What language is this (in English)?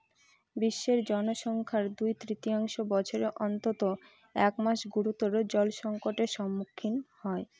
Bangla